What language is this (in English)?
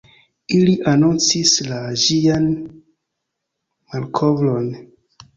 Esperanto